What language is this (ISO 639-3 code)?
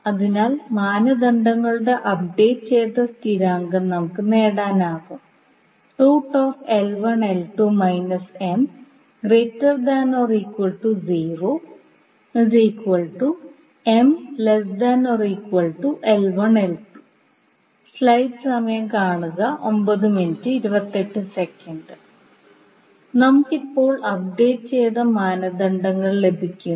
mal